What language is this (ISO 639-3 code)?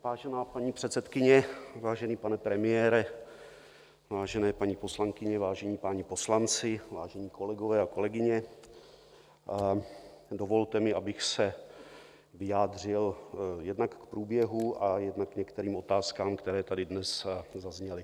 ces